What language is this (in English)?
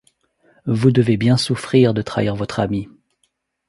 French